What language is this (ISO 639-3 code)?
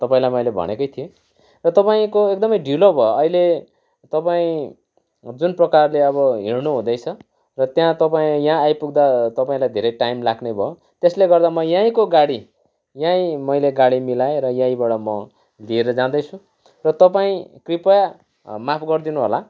nep